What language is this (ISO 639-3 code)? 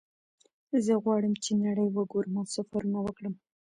pus